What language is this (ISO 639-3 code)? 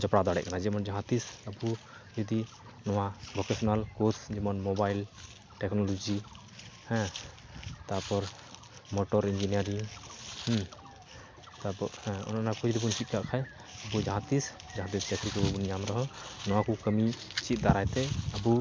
sat